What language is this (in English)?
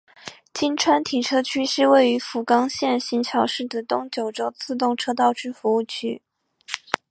Chinese